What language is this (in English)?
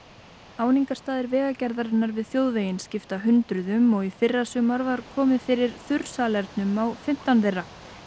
Icelandic